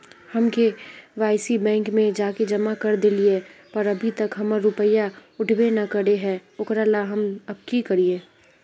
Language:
Magahi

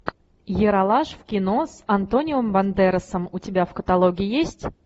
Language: Russian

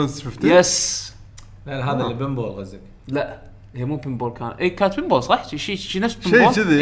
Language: Arabic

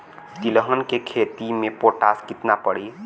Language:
Bhojpuri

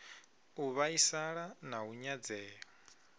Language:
Venda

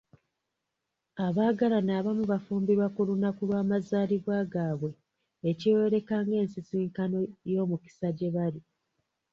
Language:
Ganda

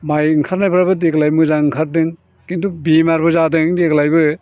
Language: Bodo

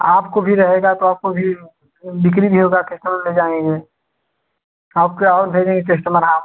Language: Hindi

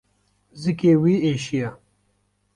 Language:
Kurdish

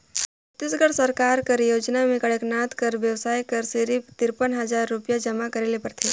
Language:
Chhattisgarhi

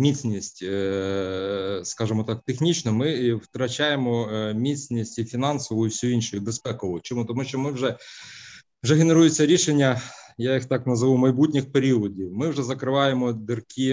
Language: Ukrainian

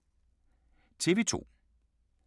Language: Danish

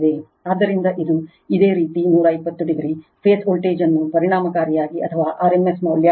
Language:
Kannada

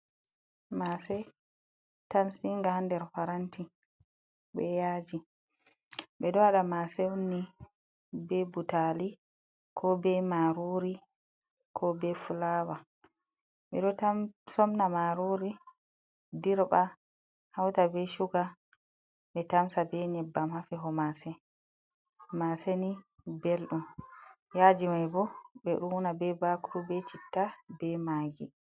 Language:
Fula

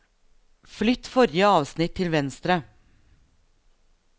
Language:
Norwegian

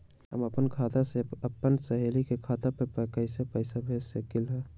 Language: Magahi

